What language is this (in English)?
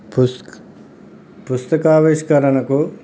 Telugu